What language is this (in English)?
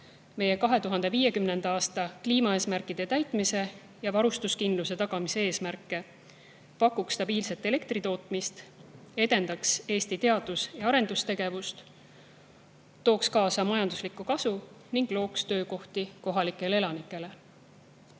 Estonian